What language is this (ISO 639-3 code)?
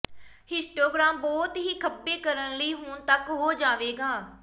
pan